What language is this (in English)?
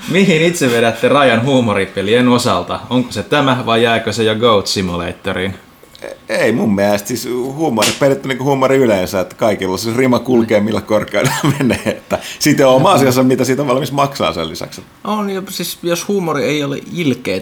Finnish